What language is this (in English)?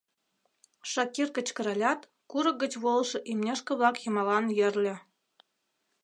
Mari